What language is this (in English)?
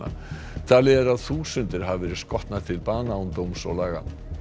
Icelandic